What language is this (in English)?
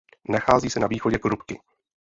Czech